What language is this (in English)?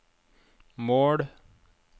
Norwegian